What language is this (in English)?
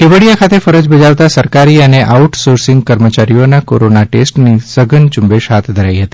Gujarati